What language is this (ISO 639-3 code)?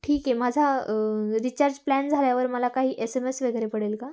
mar